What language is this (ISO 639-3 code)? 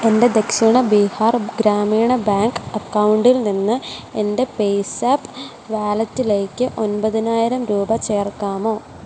mal